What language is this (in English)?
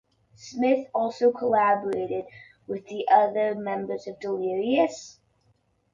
English